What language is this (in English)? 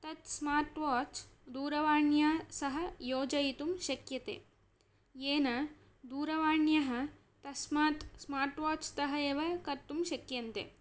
Sanskrit